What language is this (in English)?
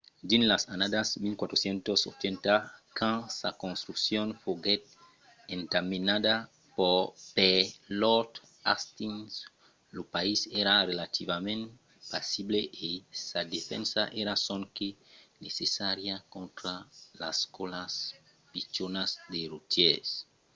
Occitan